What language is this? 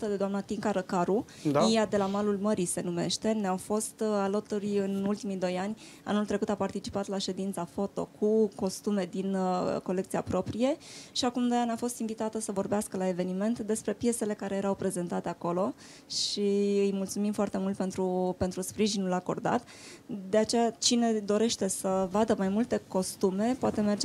Romanian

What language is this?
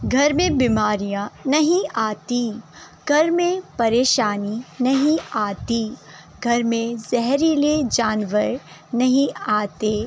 Urdu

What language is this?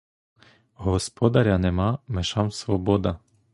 Ukrainian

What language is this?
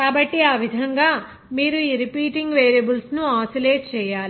Telugu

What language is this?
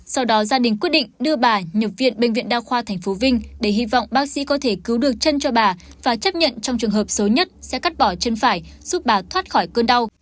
Vietnamese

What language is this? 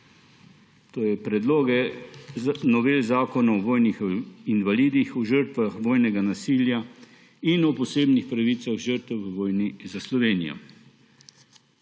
Slovenian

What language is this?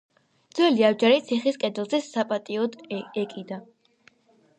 Georgian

